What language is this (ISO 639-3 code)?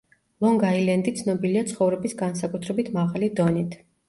kat